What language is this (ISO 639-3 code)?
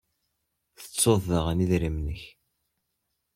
kab